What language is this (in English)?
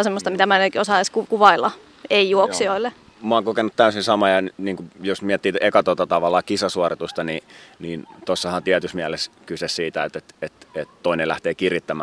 Finnish